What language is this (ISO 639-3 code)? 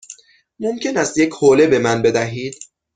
fas